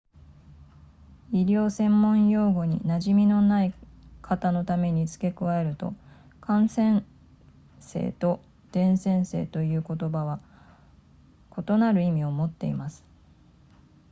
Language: Japanese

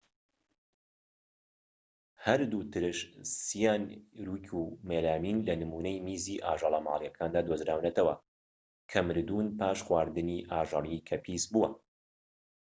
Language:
Central Kurdish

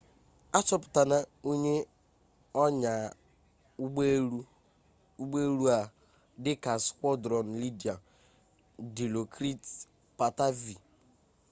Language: Igbo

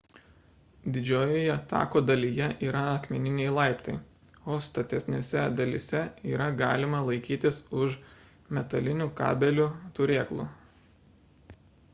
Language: Lithuanian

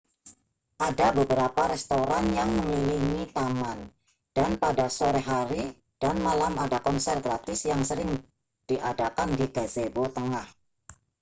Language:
Indonesian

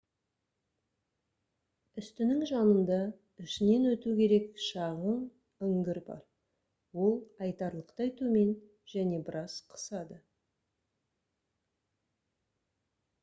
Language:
Kazakh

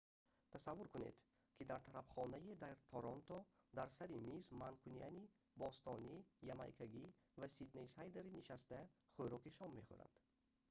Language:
Tajik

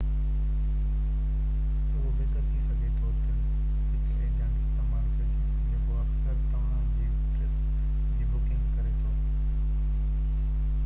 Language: Sindhi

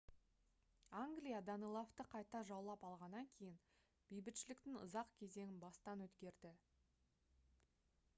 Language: Kazakh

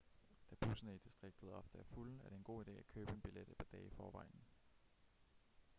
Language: Danish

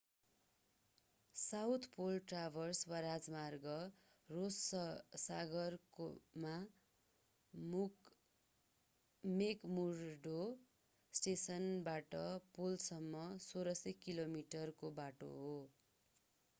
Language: Nepali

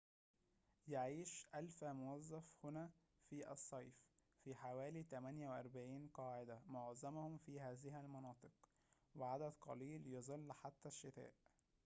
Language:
Arabic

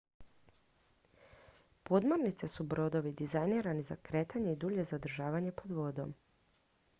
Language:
Croatian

